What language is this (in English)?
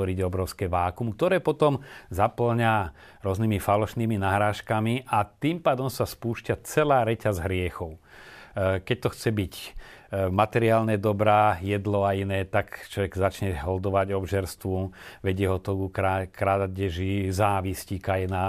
Slovak